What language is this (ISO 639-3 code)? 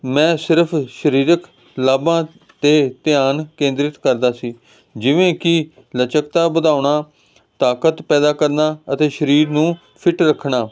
pan